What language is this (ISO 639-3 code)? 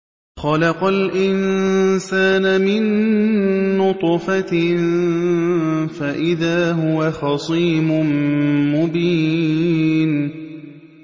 ara